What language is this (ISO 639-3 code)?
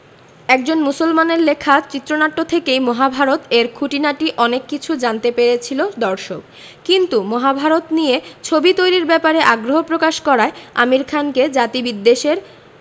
ben